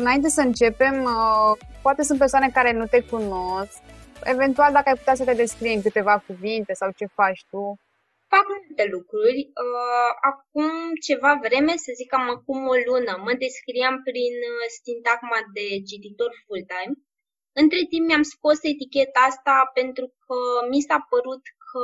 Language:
Romanian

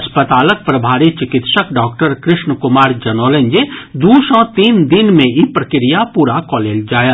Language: Maithili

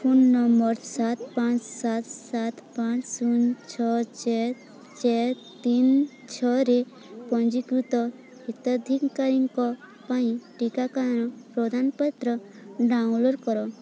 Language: Odia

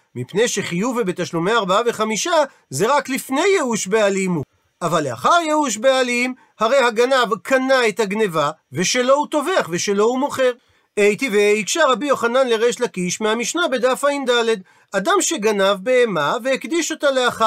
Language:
Hebrew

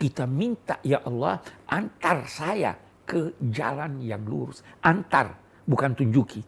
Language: Indonesian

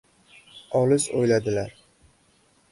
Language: Uzbek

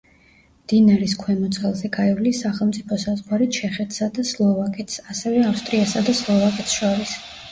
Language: Georgian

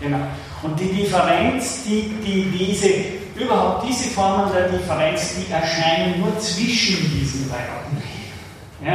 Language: German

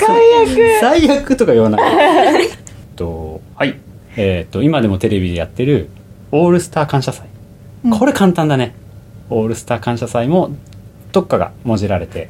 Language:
Japanese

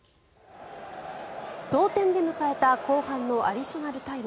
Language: Japanese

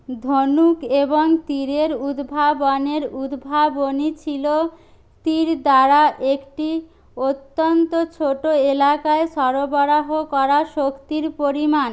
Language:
Bangla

